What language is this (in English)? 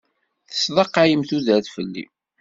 Kabyle